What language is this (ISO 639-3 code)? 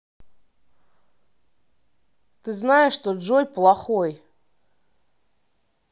rus